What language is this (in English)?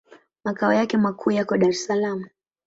Swahili